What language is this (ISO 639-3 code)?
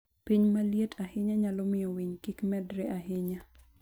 luo